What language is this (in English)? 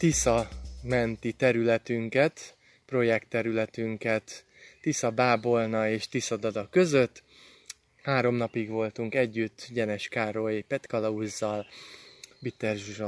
Hungarian